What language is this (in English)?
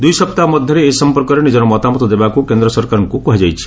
Odia